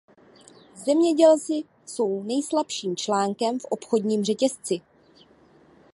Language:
Czech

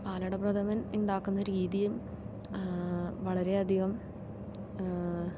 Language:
Malayalam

